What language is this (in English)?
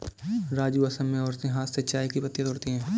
Hindi